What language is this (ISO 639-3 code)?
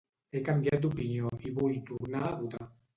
cat